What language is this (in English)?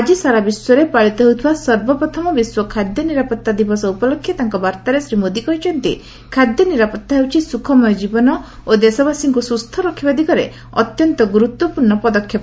Odia